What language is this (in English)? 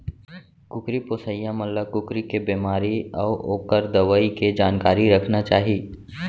Chhattisgarhi